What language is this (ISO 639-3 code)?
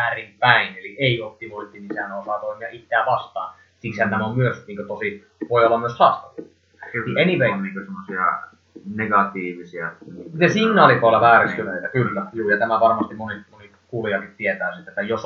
fin